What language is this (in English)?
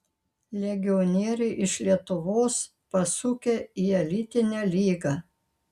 Lithuanian